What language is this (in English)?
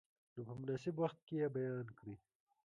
Pashto